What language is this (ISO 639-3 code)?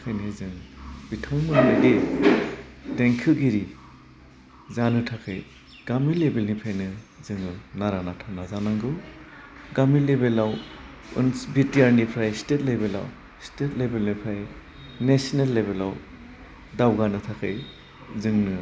brx